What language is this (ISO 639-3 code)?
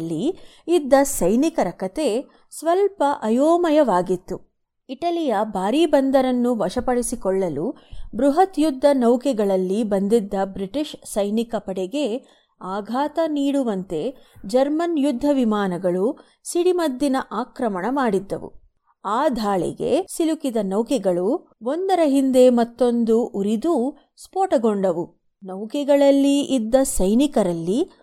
kan